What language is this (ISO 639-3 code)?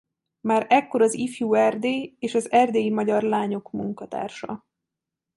hun